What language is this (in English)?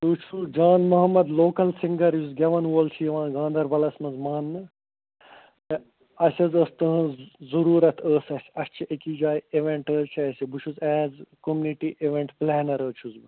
Kashmiri